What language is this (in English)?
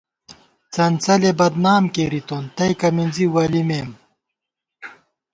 Gawar-Bati